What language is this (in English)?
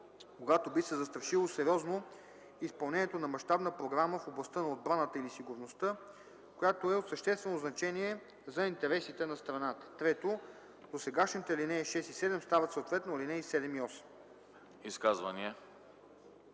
Bulgarian